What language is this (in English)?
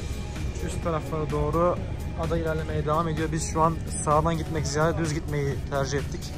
Turkish